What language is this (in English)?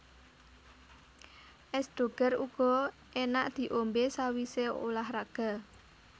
Javanese